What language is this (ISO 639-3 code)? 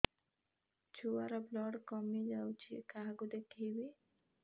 ori